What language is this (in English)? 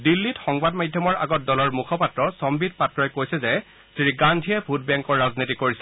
Assamese